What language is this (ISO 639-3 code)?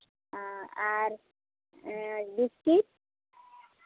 sat